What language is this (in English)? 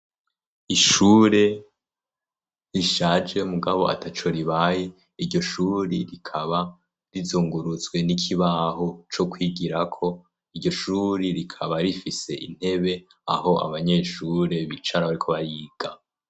Rundi